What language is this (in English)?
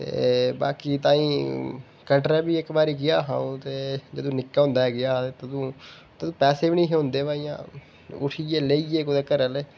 Dogri